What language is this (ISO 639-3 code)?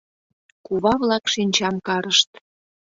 chm